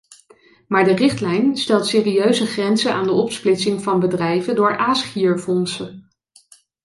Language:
Dutch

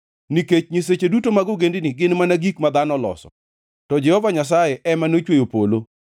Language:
Luo (Kenya and Tanzania)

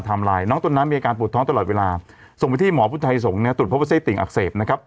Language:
Thai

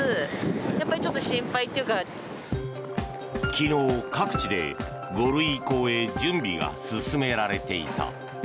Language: Japanese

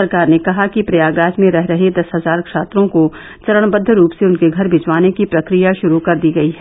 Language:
Hindi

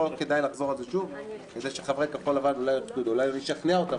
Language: Hebrew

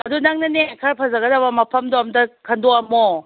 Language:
Manipuri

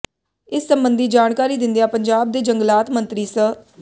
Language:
Punjabi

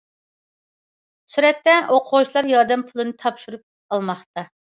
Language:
Uyghur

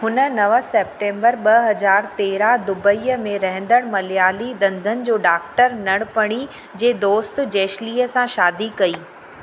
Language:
Sindhi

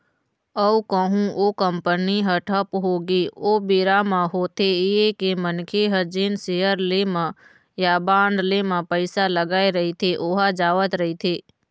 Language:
Chhattisgarhi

